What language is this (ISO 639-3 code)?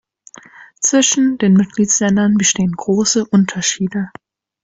deu